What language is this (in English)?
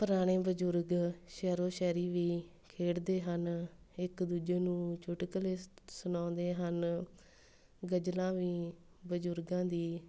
Punjabi